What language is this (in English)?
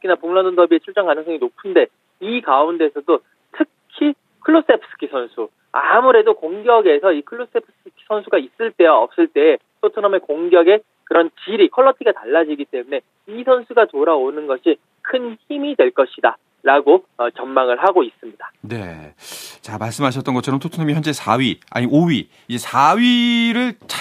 Korean